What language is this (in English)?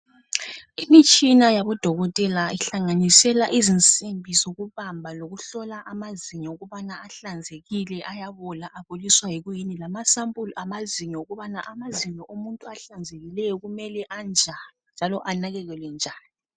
North Ndebele